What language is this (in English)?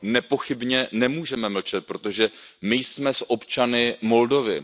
Czech